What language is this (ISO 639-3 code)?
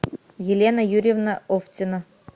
rus